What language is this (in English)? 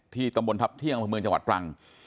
Thai